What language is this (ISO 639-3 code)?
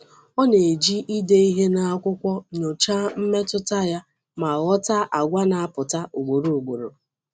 ibo